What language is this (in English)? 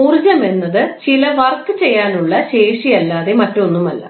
Malayalam